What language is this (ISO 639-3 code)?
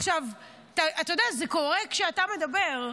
heb